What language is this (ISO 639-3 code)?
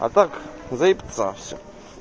rus